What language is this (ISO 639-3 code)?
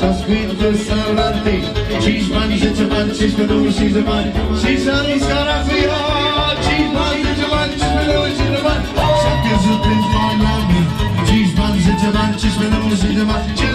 ron